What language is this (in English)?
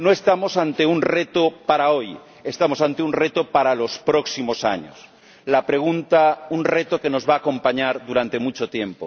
Spanish